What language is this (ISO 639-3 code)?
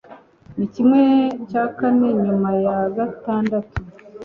kin